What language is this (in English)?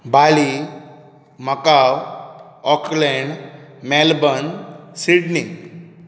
Konkani